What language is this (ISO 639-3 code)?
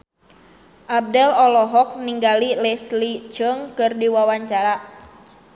sun